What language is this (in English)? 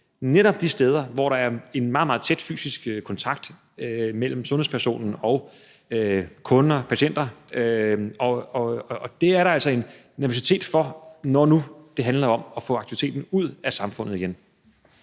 Danish